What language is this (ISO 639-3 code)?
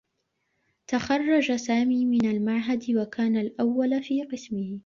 ara